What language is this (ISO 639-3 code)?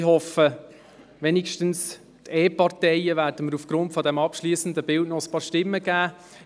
gsw